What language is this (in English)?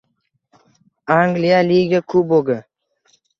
Uzbek